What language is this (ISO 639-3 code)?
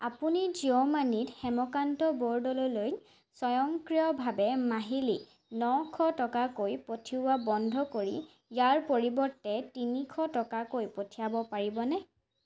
asm